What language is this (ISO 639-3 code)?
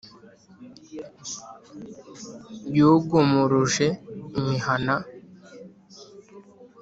kin